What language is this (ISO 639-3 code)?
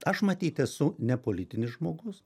lit